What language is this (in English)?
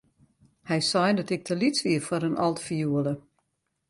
Western Frisian